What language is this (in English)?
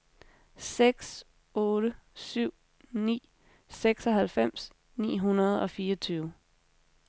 Danish